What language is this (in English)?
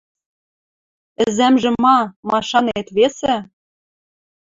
Western Mari